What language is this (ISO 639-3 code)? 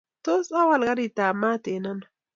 kln